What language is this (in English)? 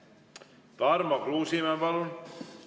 Estonian